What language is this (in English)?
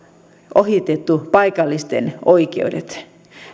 Finnish